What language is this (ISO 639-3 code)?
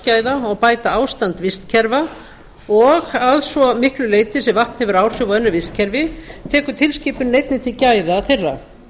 isl